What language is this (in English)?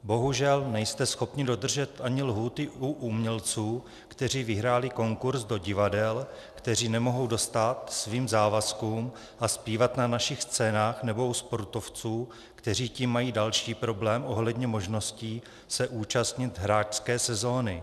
Czech